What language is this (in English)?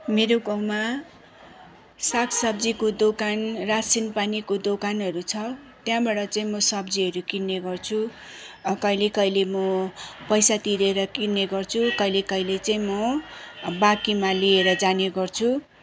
Nepali